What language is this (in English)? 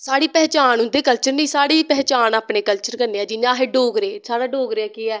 Dogri